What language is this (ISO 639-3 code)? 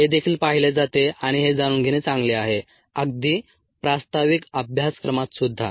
mar